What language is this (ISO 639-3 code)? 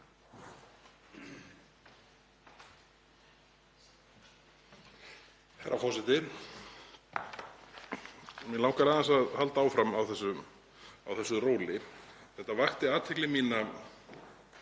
isl